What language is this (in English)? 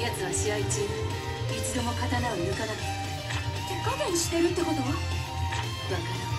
Japanese